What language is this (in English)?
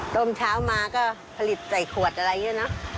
Thai